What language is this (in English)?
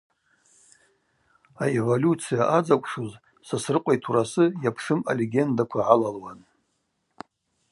Abaza